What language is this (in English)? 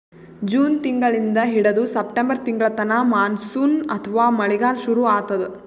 Kannada